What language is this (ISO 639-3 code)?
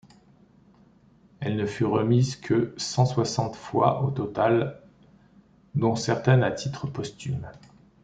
fra